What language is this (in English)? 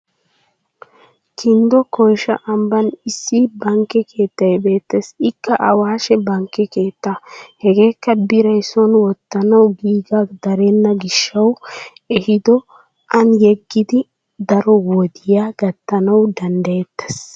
Wolaytta